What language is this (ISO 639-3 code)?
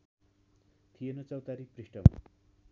nep